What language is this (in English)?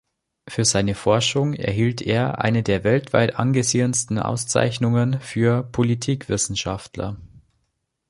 German